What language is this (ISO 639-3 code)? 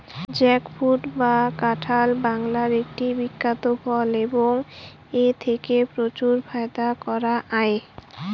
ben